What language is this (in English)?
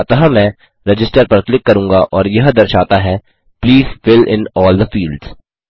Hindi